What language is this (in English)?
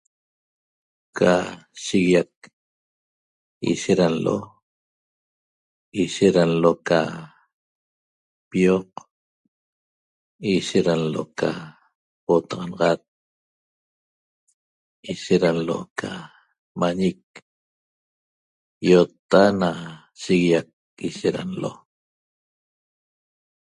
Toba